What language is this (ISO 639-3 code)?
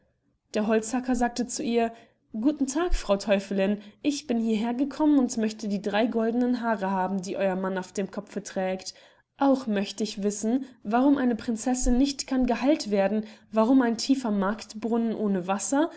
deu